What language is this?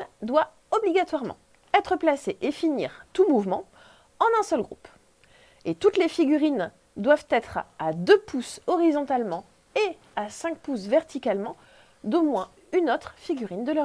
French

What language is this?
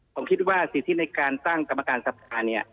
Thai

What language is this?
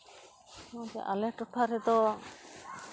Santali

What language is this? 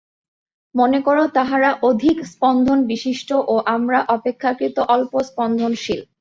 Bangla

